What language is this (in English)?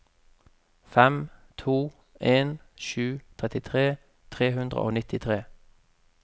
Norwegian